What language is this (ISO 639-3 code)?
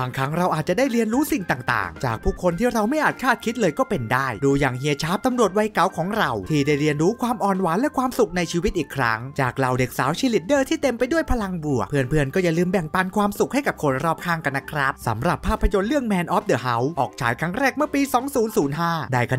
tha